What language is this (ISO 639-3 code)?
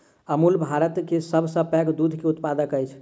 mai